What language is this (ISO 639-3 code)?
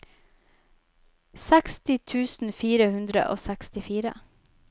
nor